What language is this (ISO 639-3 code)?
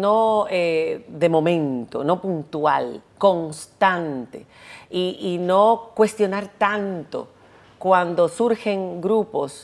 spa